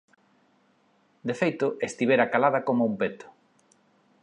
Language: Galician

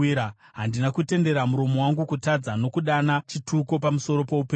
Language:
Shona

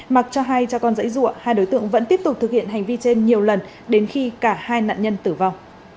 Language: Vietnamese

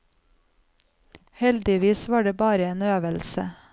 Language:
Norwegian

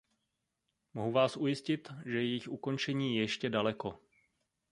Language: Czech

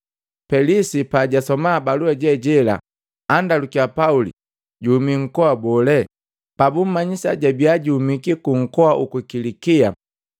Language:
Matengo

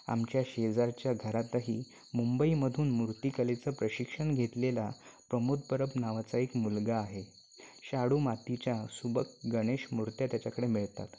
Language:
Marathi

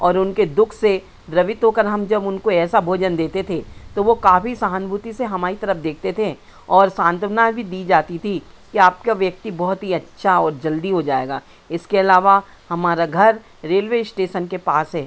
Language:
Hindi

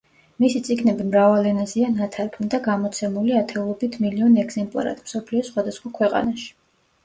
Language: Georgian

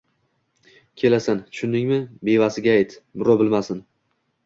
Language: Uzbek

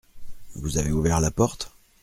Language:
French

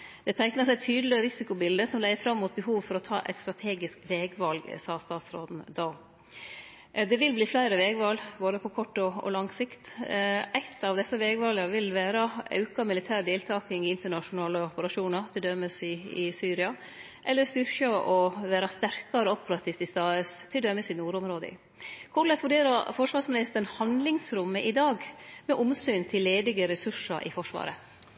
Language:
Norwegian Nynorsk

